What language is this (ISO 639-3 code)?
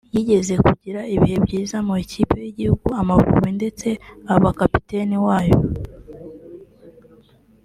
kin